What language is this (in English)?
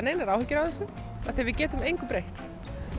Icelandic